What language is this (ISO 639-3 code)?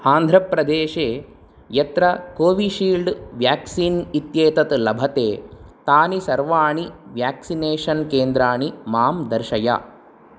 san